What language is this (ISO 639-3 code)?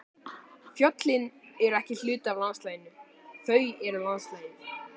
isl